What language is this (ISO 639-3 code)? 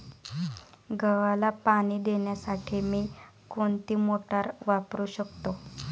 mar